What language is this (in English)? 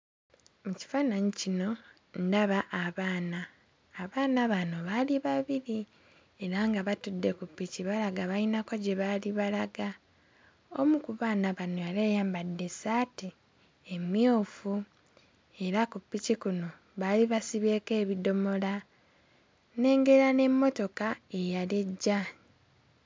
Ganda